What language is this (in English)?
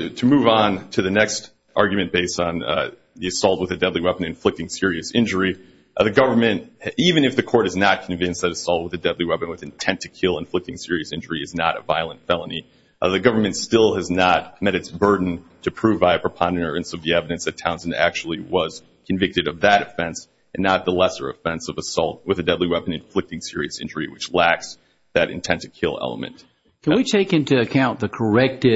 English